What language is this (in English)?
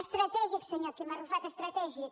Catalan